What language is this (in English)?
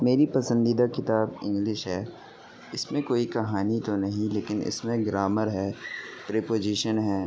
Urdu